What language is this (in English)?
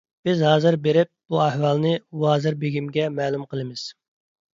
Uyghur